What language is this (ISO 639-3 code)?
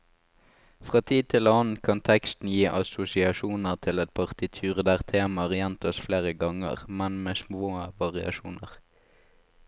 nor